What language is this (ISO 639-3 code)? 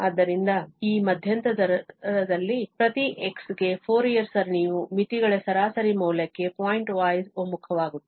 kan